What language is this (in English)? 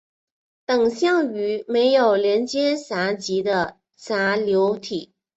Chinese